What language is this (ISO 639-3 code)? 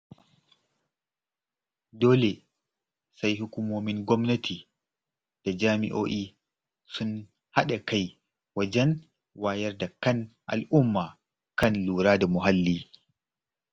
hau